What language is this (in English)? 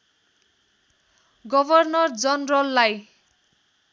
Nepali